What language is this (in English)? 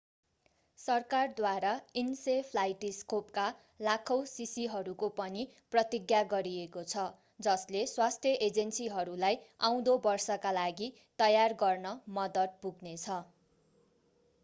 Nepali